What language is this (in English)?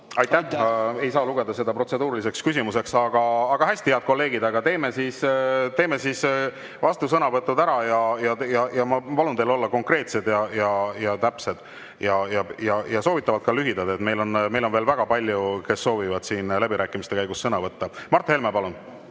Estonian